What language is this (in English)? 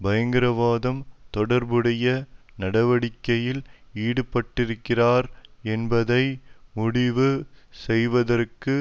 Tamil